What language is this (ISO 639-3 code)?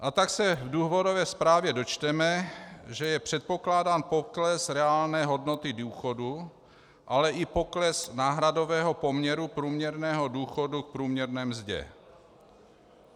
ces